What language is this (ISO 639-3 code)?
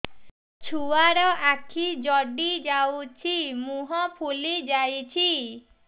ori